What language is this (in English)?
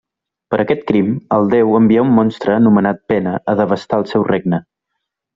Catalan